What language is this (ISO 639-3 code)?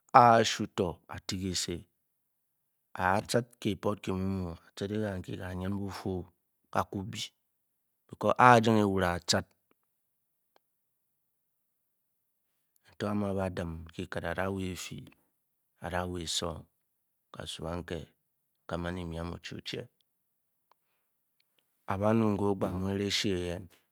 bky